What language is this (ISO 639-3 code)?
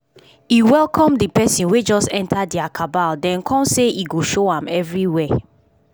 pcm